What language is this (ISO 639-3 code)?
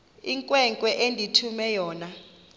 xho